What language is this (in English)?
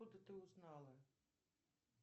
Russian